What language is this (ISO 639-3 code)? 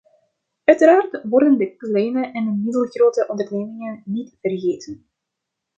nld